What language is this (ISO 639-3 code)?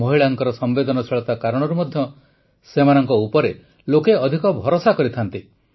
ori